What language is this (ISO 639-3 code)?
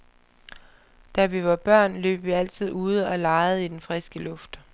dan